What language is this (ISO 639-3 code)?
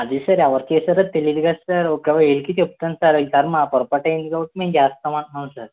tel